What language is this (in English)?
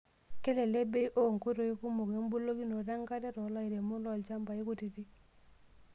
Masai